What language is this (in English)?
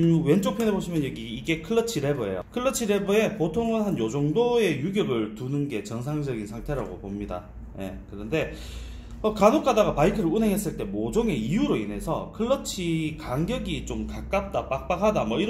Korean